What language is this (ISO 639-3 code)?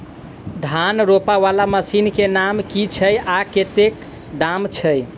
mai